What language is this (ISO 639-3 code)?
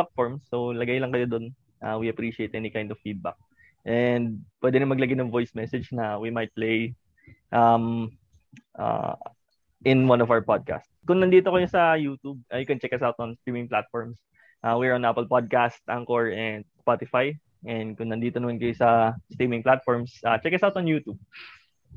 fil